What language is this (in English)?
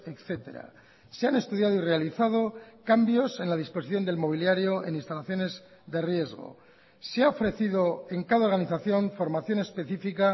Spanish